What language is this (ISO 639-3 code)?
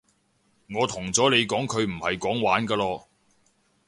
yue